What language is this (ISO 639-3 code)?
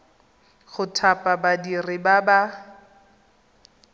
tsn